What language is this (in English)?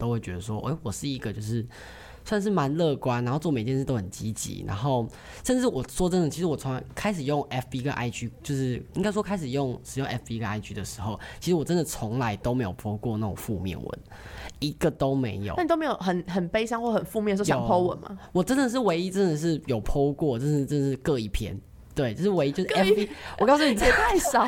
Chinese